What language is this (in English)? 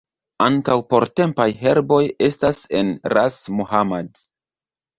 Esperanto